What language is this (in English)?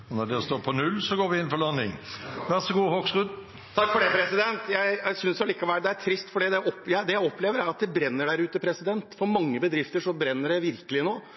Norwegian